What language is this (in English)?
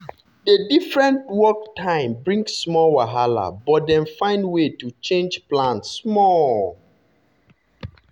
Nigerian Pidgin